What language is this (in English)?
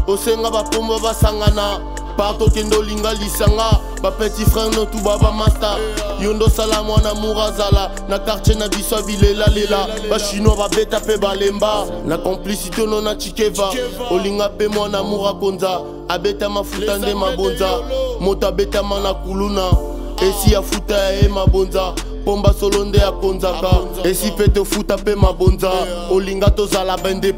French